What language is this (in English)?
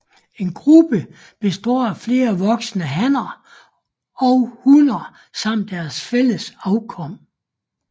Danish